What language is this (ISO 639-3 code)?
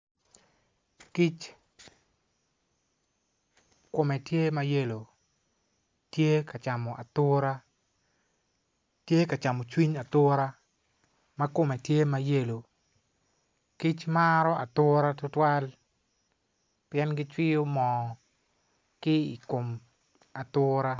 ach